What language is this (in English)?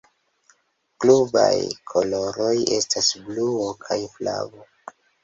Esperanto